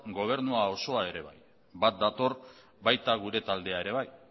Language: Basque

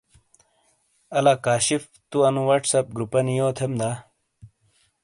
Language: Shina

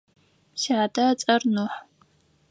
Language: Adyghe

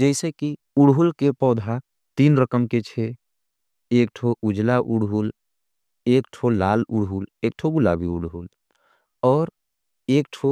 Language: Angika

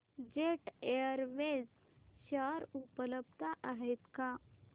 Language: Marathi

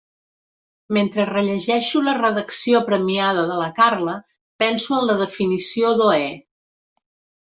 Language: Catalan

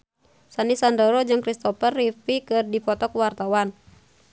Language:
Sundanese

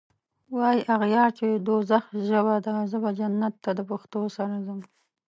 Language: Pashto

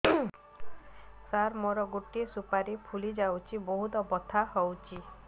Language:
Odia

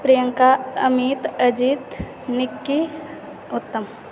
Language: Maithili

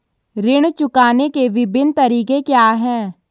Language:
Hindi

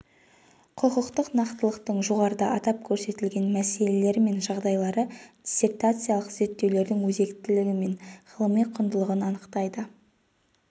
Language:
Kazakh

